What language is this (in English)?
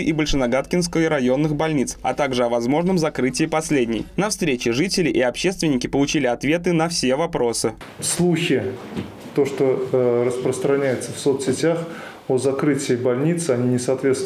Russian